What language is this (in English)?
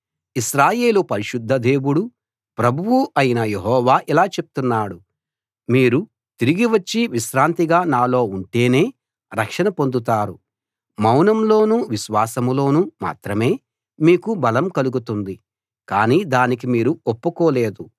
Telugu